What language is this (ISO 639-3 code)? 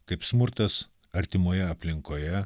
lit